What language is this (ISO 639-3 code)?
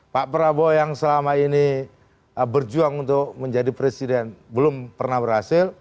ind